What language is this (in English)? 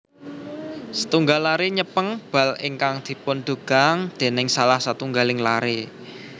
Javanese